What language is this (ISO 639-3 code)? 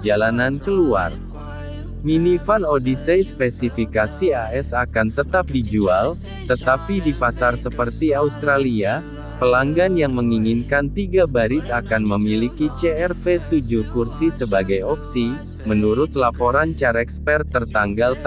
ind